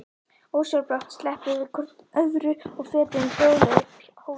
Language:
Icelandic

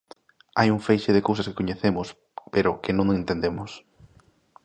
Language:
Galician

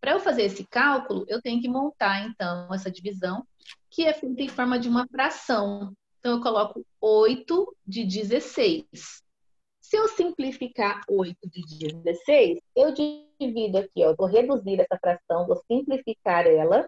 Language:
Portuguese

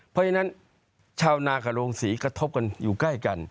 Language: Thai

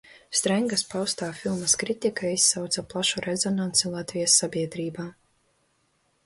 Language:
Latvian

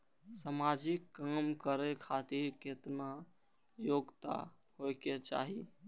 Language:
Maithili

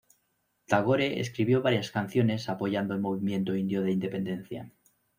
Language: Spanish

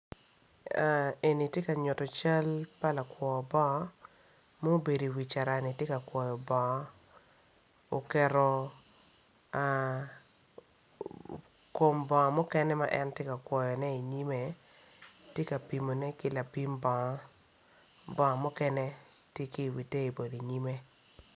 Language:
Acoli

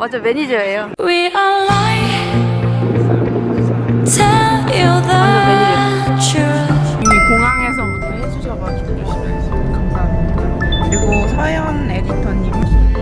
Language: Korean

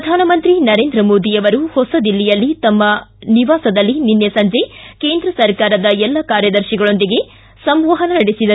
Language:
Kannada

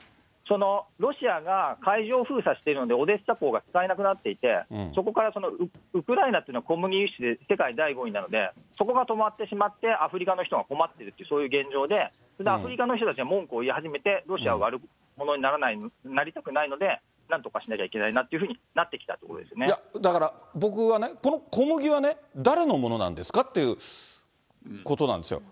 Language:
Japanese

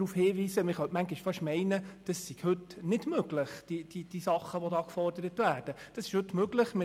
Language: Swiss German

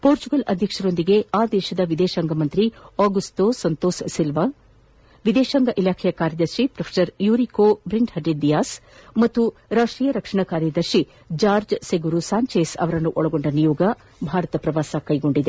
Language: Kannada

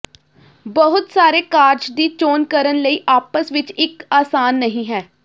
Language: Punjabi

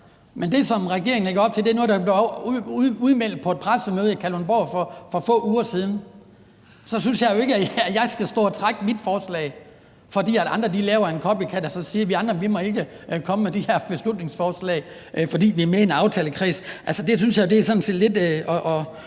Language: Danish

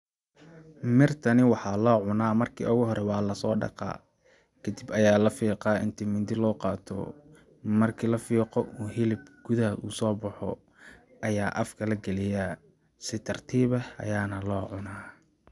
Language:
Somali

